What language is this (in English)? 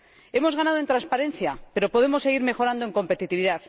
Spanish